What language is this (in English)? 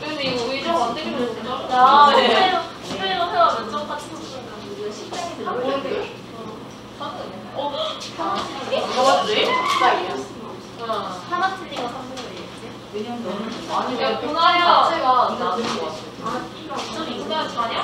Korean